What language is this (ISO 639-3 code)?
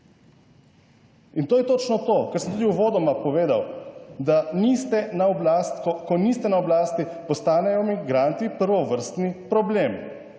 slv